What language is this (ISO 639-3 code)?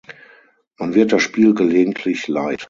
deu